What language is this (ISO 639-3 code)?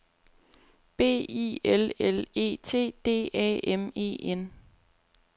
dan